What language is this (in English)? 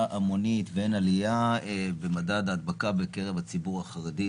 Hebrew